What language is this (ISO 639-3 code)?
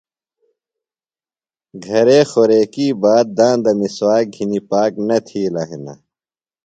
phl